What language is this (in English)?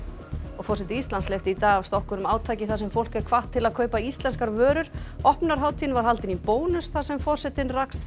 Icelandic